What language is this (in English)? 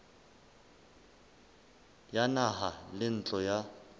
Southern Sotho